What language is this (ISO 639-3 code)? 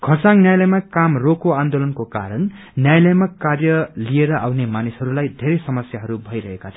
nep